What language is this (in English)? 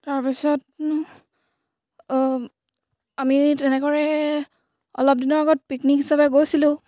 Assamese